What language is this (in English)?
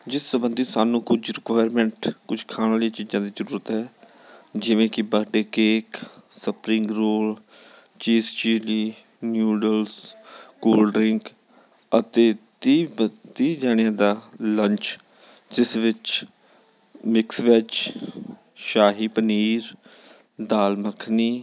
Punjabi